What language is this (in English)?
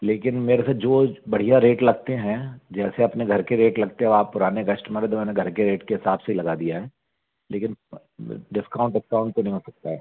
Hindi